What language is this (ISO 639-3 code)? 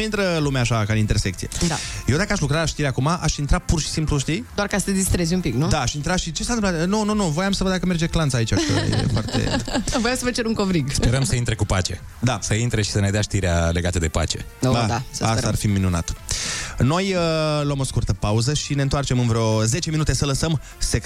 ron